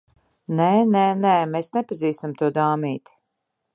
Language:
Latvian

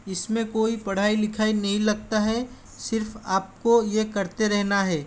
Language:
Hindi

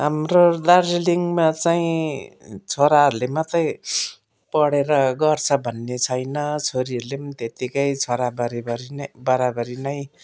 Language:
Nepali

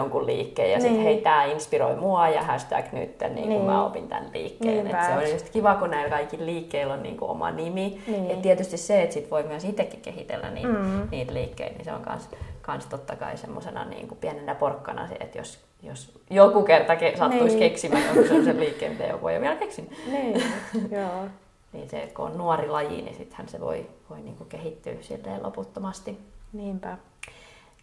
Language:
Finnish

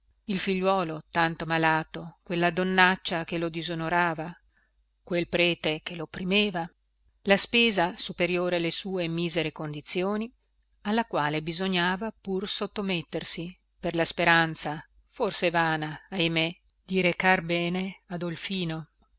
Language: Italian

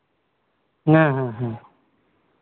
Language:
Santali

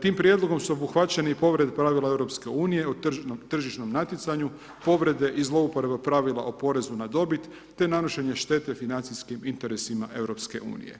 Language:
Croatian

